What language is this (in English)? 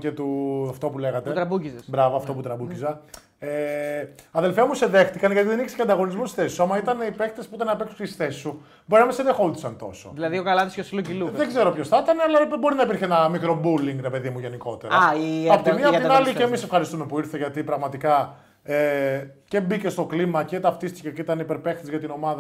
Greek